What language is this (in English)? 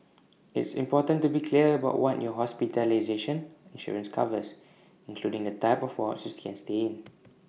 English